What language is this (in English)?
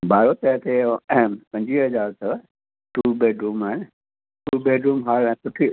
Sindhi